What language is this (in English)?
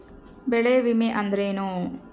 Kannada